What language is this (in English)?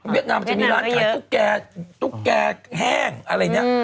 Thai